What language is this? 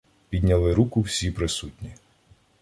Ukrainian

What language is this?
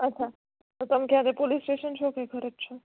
Gujarati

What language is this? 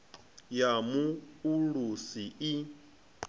Venda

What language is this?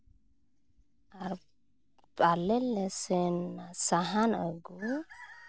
Santali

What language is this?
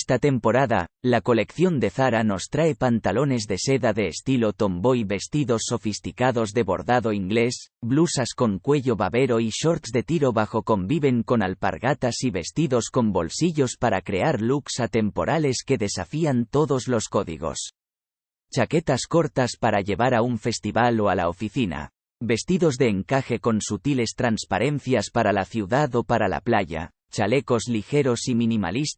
Spanish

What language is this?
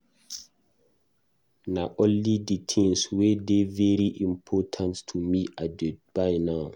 Nigerian Pidgin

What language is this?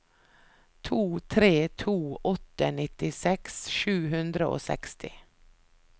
Norwegian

